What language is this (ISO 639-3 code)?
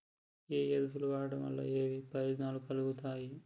tel